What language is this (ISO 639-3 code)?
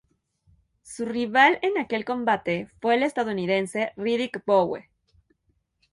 spa